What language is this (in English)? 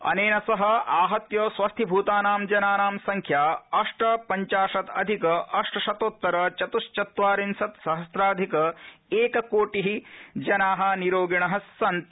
Sanskrit